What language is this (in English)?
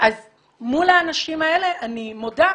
Hebrew